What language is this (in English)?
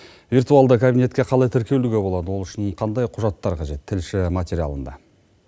Kazakh